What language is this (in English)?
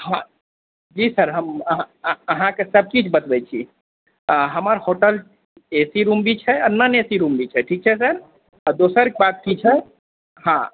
Maithili